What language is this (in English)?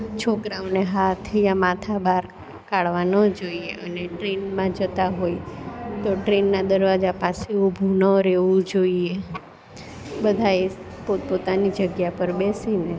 Gujarati